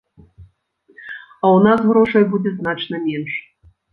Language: Belarusian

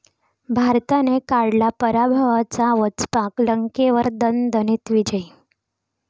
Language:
Marathi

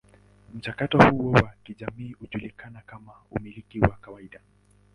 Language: Swahili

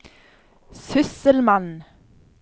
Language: Norwegian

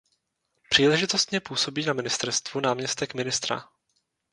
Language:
Czech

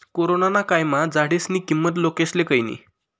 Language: Marathi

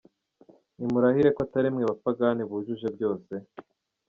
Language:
Kinyarwanda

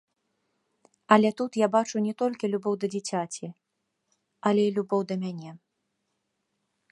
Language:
Belarusian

